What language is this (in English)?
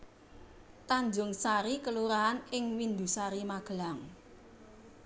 Javanese